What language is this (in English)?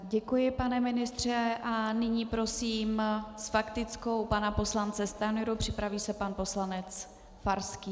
Czech